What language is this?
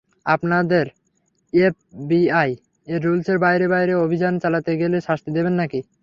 Bangla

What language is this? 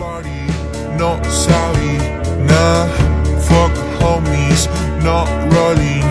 Indonesian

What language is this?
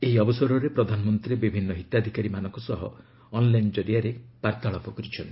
Odia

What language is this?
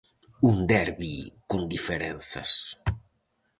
Galician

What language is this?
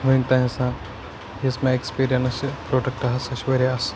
Kashmiri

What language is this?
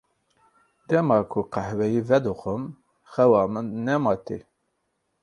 Kurdish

